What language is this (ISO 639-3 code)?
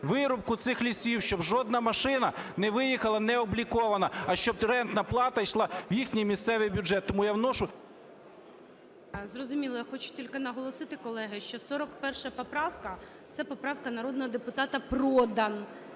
ukr